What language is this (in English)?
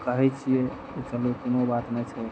Maithili